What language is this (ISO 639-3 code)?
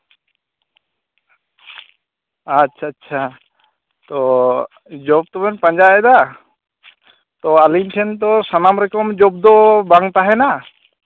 sat